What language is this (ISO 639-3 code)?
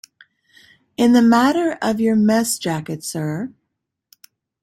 eng